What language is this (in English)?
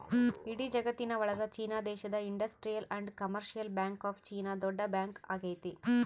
Kannada